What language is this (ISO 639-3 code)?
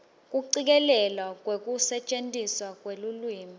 ssw